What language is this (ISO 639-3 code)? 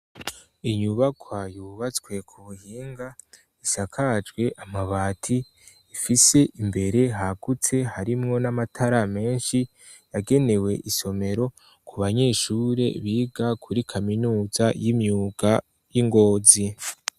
run